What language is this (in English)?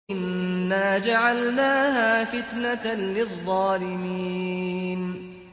Arabic